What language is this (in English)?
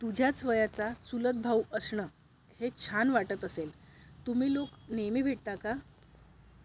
Marathi